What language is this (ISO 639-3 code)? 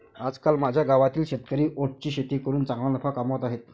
mar